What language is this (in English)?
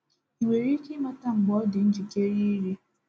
Igbo